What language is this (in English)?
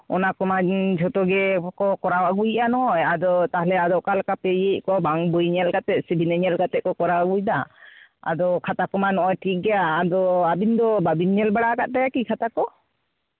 Santali